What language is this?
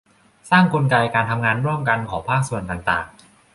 Thai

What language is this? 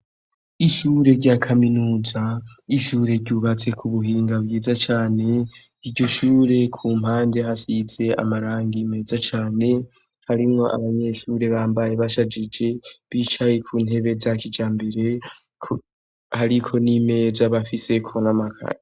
Rundi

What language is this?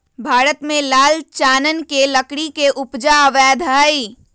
Magahi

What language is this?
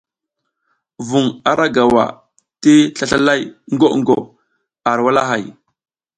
South Giziga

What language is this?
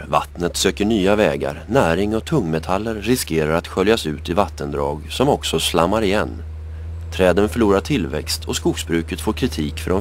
Swedish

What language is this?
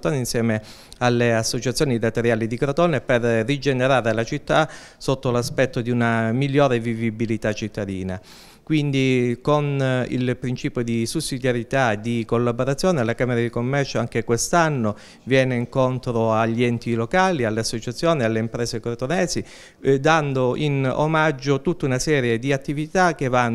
Italian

